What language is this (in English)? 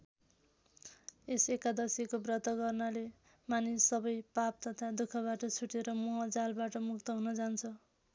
Nepali